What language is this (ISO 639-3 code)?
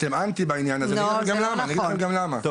heb